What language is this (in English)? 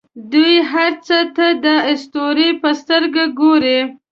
Pashto